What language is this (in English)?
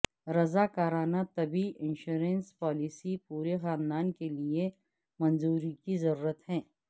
Urdu